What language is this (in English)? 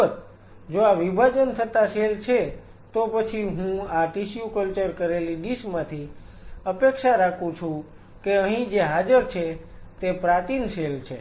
Gujarati